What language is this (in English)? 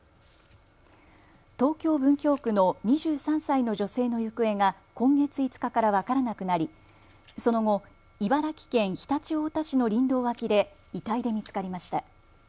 Japanese